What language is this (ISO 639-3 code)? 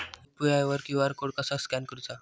mar